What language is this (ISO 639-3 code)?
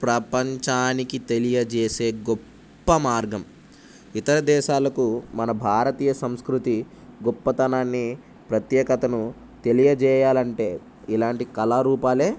tel